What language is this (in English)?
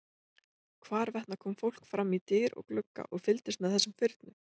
Icelandic